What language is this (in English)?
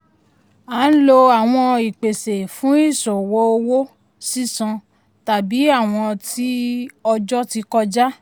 Yoruba